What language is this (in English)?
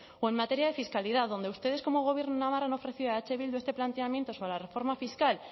Spanish